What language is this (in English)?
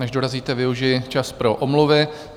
Czech